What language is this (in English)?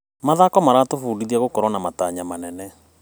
Kikuyu